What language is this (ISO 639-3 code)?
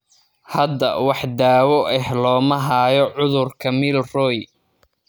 som